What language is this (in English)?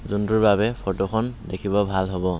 Assamese